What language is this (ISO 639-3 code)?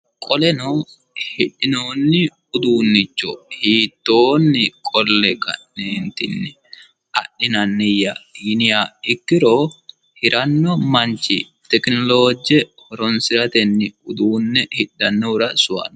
sid